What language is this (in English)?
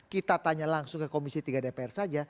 Indonesian